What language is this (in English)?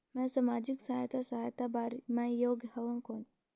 Chhattisgarhi